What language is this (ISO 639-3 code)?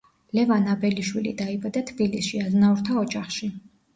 kat